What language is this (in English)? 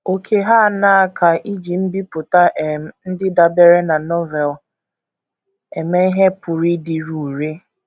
Igbo